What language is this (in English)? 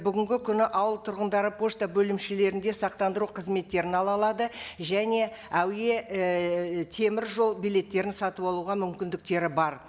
Kazakh